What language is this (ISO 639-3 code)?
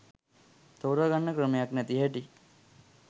sin